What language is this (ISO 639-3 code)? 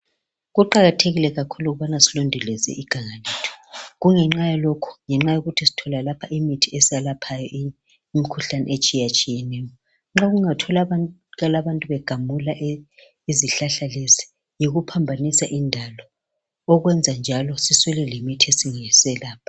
nde